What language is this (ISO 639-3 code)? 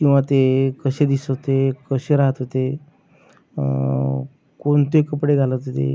mar